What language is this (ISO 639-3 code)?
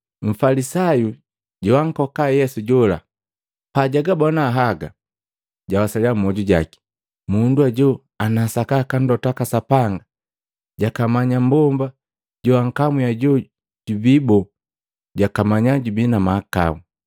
mgv